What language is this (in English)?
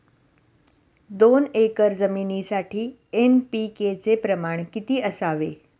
Marathi